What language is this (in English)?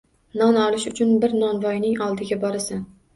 Uzbek